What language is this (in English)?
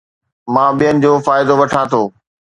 Sindhi